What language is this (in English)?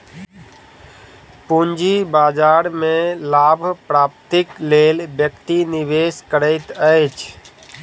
Maithili